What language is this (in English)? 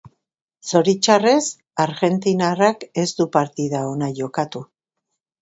Basque